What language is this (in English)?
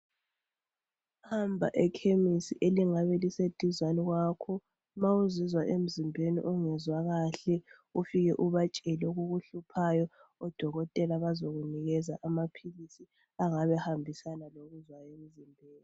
North Ndebele